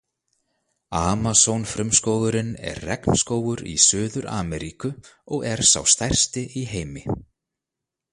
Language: Icelandic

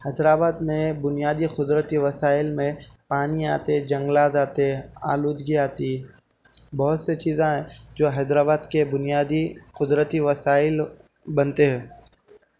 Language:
Urdu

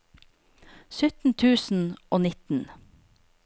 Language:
Norwegian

